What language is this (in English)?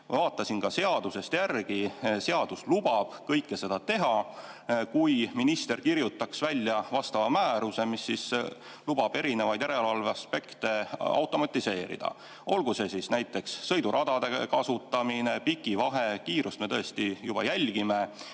Estonian